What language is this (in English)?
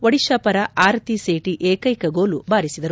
Kannada